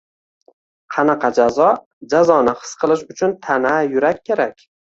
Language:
Uzbek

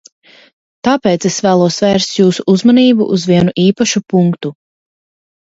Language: Latvian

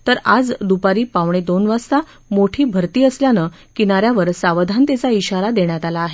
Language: Marathi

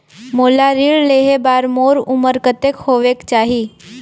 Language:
Chhattisgarhi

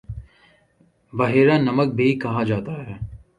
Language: Urdu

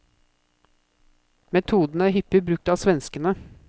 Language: Norwegian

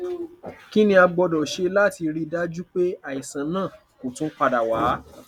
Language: Yoruba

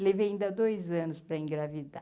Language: Portuguese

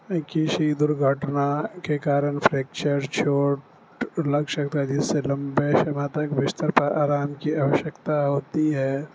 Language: Urdu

